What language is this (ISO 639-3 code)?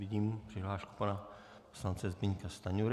ces